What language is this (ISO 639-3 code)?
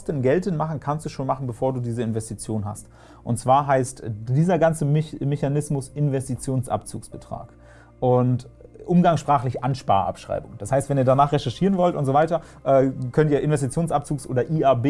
deu